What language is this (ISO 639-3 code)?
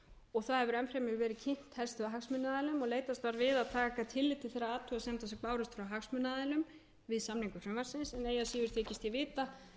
isl